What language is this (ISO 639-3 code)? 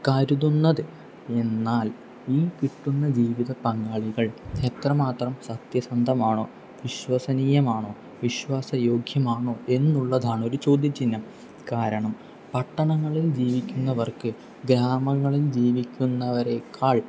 mal